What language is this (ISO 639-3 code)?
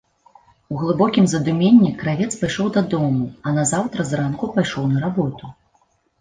bel